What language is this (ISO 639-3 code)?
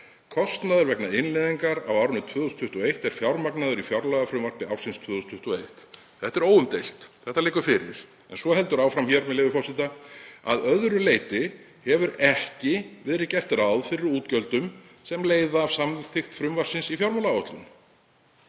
isl